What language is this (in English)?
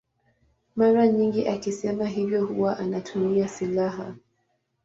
Swahili